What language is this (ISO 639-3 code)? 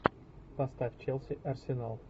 rus